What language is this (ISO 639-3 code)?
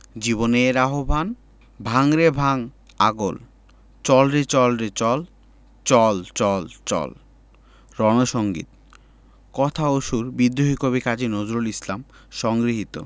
ben